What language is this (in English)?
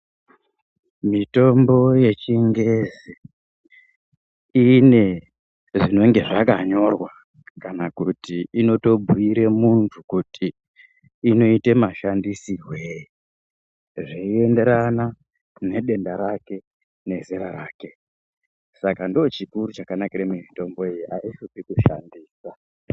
Ndau